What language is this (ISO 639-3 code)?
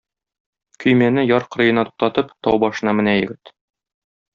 tat